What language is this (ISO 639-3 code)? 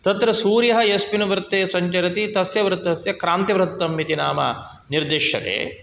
san